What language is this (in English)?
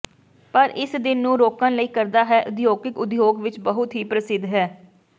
Punjabi